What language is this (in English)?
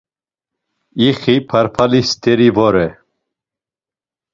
Laz